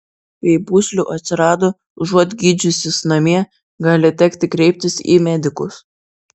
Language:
Lithuanian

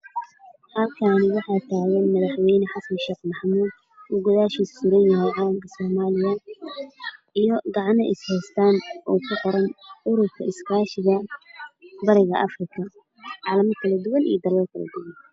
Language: Somali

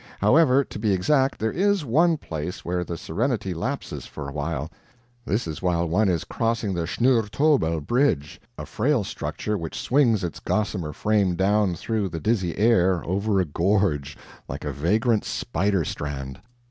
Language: English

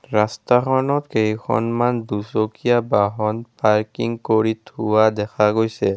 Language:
Assamese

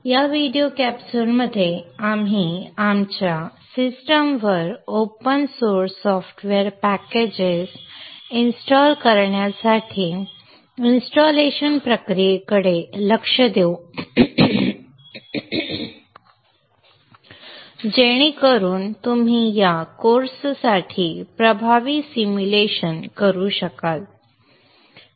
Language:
Marathi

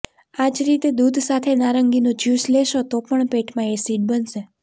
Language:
Gujarati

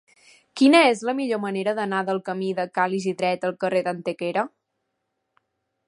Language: Catalan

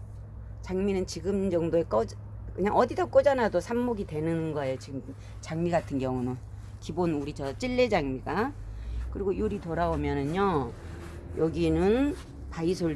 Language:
Korean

